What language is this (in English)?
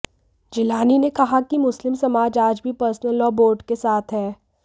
Hindi